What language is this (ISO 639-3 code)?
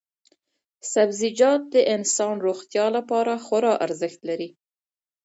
pus